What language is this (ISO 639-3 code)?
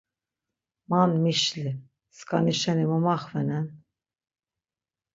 lzz